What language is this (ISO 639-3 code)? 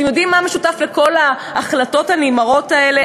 heb